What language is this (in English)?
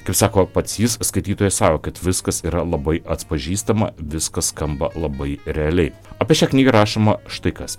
Lithuanian